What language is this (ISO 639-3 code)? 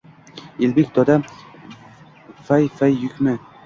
uzb